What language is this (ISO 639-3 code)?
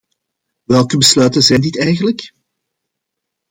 nld